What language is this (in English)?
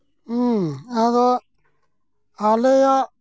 Santali